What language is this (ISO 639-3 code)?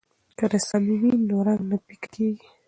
pus